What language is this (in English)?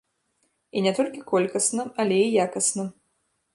Belarusian